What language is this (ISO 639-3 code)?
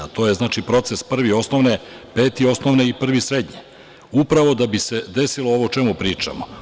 srp